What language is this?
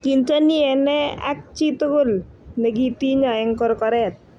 Kalenjin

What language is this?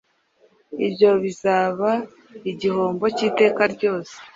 Kinyarwanda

